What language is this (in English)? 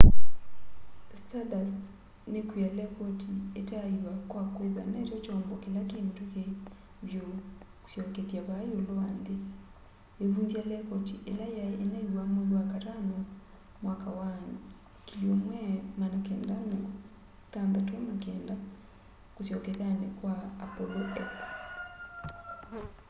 Kamba